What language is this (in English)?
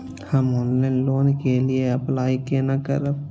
Maithili